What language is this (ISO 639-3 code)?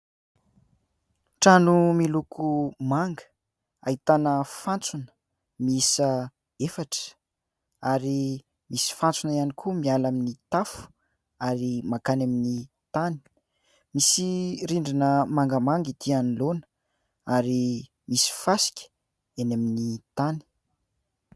mlg